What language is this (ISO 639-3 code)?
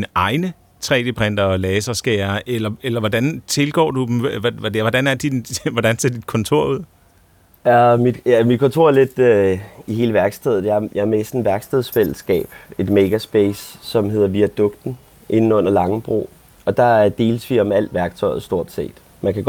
dan